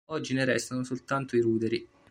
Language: Italian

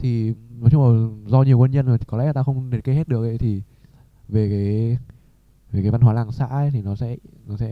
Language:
Vietnamese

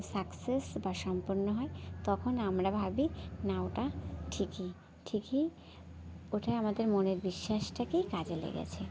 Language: Bangla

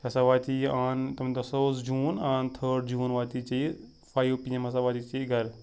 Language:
Kashmiri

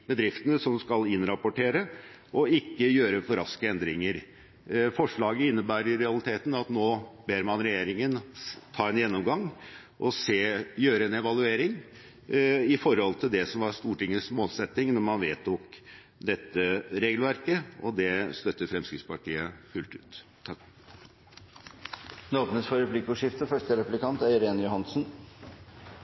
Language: Norwegian Bokmål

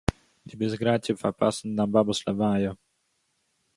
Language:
Yiddish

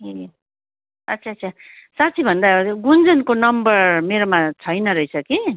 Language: Nepali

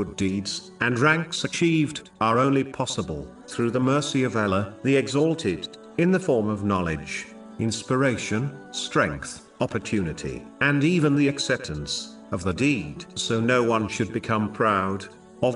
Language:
English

